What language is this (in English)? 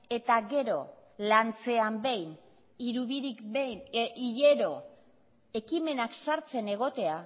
Basque